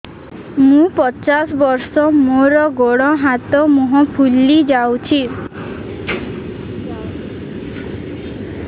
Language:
Odia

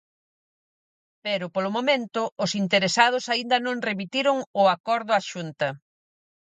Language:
Galician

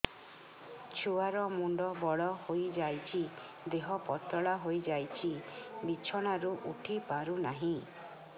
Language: Odia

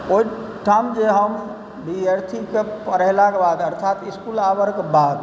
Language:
Maithili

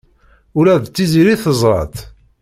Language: Kabyle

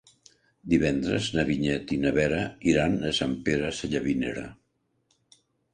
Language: Catalan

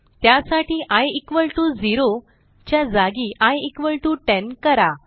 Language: Marathi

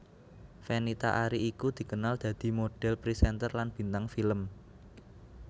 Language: Javanese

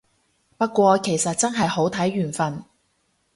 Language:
Cantonese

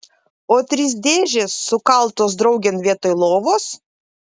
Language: Lithuanian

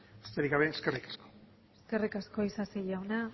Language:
Basque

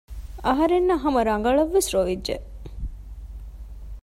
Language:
Divehi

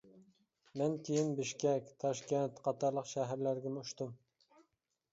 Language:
Uyghur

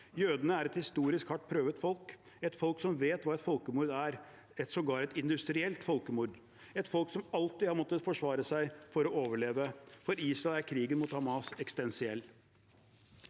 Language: Norwegian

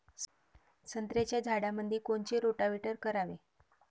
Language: Marathi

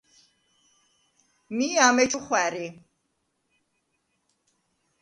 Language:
Svan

